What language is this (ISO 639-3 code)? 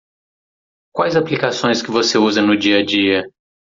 por